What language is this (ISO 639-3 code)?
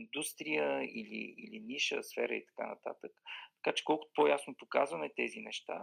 bul